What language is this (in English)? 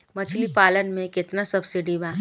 Bhojpuri